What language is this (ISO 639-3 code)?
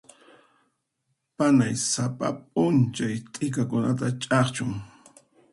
qxp